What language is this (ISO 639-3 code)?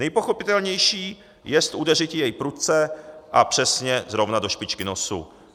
ces